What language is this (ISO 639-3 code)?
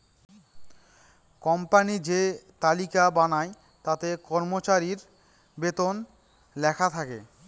ben